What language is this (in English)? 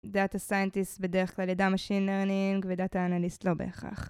Hebrew